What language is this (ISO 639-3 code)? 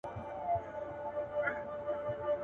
pus